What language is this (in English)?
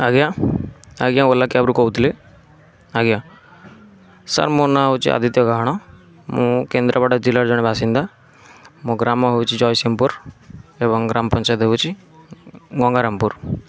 Odia